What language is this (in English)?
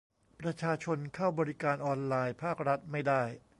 Thai